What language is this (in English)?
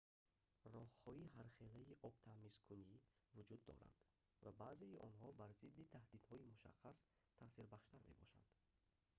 Tajik